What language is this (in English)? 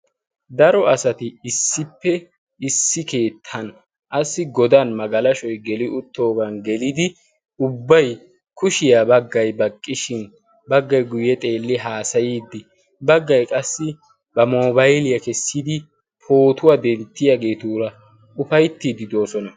Wolaytta